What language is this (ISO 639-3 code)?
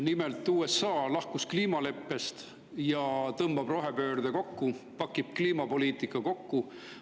est